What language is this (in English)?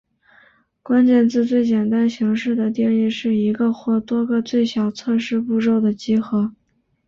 Chinese